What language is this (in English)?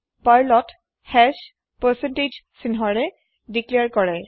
Assamese